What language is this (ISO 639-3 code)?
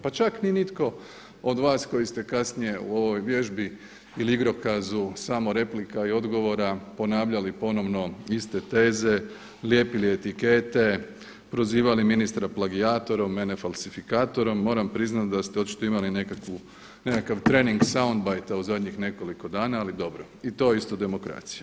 hrv